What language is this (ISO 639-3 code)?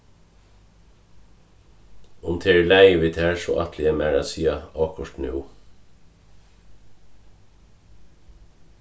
fao